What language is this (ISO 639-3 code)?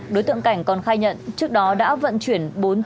vie